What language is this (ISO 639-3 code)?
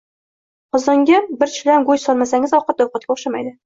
uzb